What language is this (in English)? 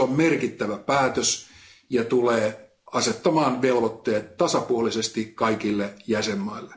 Finnish